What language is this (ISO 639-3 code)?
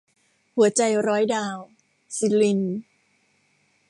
tha